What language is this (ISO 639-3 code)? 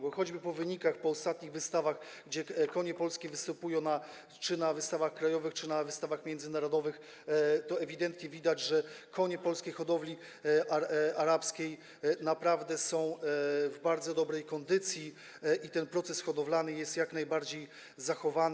pol